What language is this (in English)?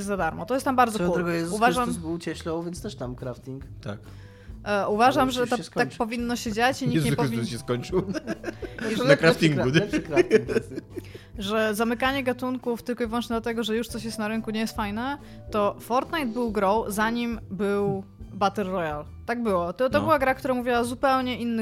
Polish